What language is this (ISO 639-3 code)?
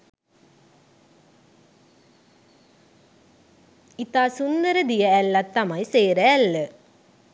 sin